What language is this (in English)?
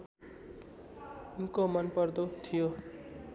Nepali